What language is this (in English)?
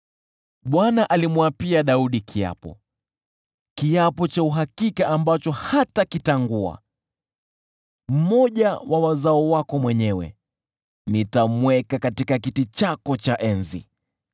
Swahili